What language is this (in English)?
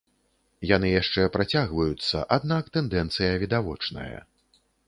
Belarusian